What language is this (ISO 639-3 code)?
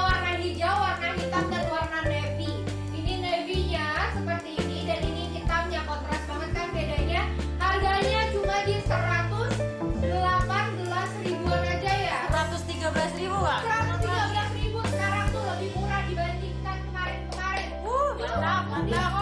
ind